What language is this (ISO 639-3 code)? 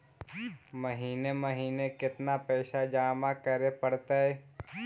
mag